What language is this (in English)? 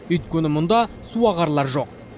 Kazakh